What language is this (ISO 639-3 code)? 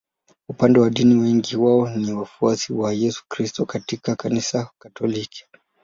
swa